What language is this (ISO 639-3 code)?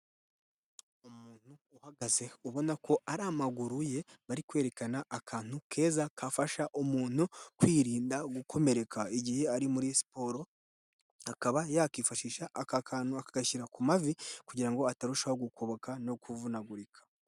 kin